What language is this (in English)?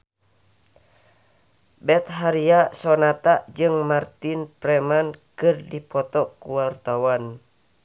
Sundanese